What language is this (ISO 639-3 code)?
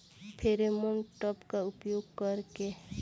bho